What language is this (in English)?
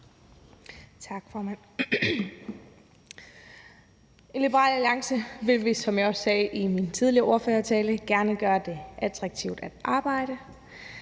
Danish